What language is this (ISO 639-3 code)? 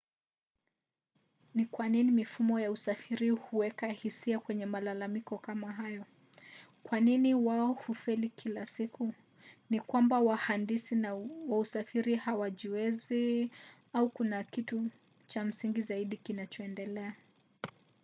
swa